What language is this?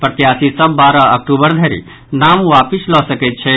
Maithili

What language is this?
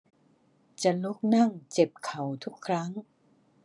Thai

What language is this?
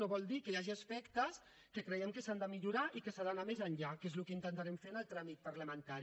Catalan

